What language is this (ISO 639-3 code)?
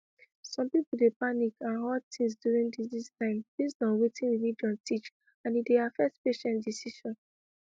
pcm